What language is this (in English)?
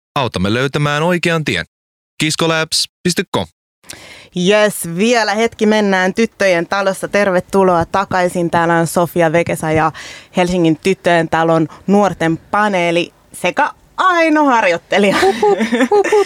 Finnish